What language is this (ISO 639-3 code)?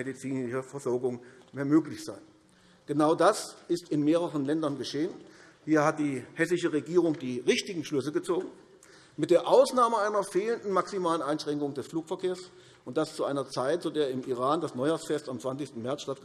deu